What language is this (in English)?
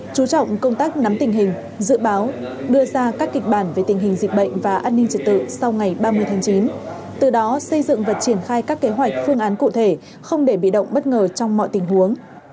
Vietnamese